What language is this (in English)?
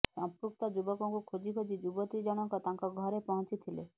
Odia